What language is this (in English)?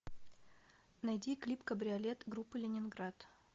Russian